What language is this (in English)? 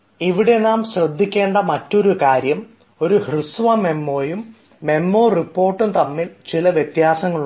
Malayalam